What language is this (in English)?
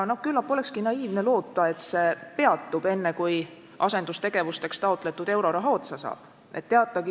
Estonian